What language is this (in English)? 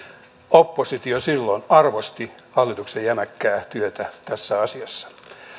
Finnish